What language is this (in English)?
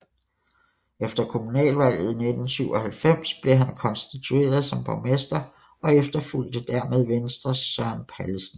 Danish